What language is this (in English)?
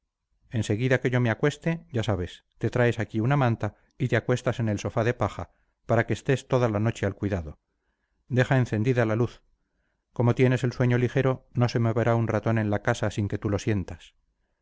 Spanish